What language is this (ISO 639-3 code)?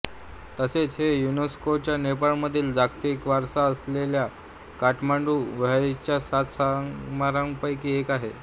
mar